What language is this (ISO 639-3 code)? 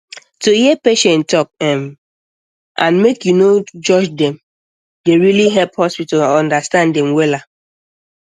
pcm